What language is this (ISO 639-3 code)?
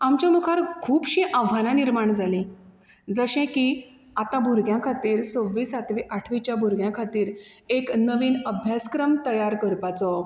kok